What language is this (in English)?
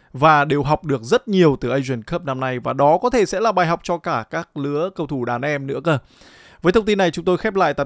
Vietnamese